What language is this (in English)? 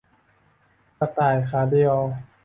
Thai